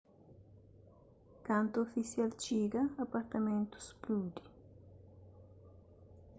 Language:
Kabuverdianu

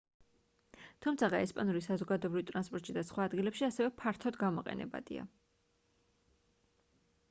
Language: Georgian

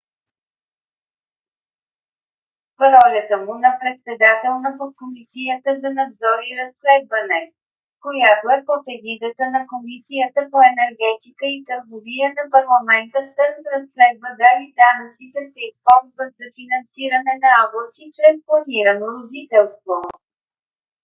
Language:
Bulgarian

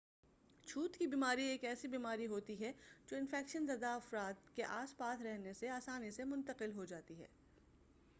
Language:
Urdu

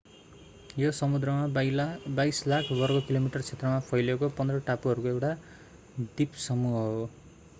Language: Nepali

